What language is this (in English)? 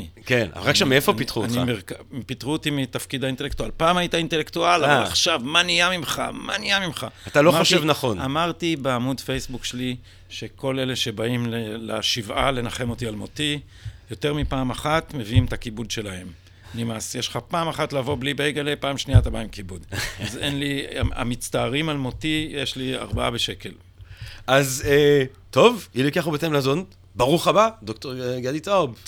Hebrew